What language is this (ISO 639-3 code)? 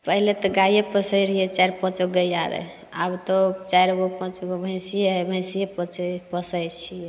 mai